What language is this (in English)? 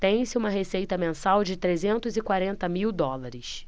Portuguese